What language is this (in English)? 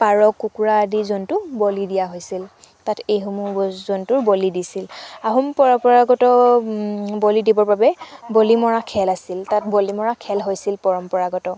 Assamese